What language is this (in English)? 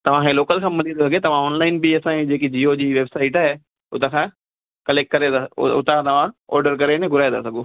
Sindhi